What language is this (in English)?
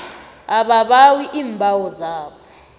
South Ndebele